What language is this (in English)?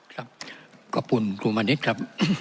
Thai